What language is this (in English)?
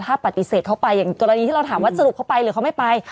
Thai